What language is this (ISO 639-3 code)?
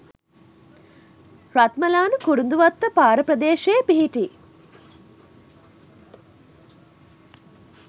sin